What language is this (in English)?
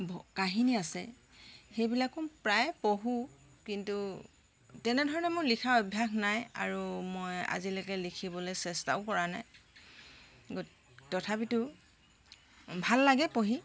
Assamese